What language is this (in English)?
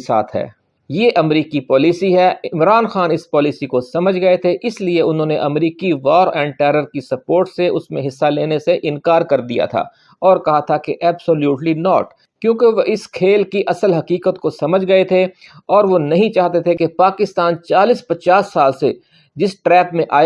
Urdu